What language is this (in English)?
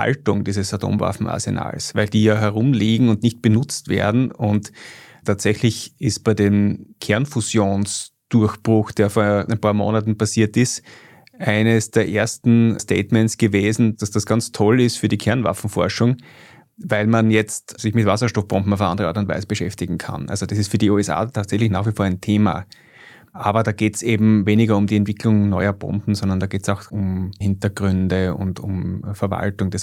German